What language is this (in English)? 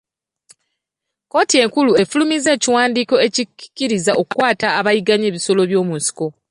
Ganda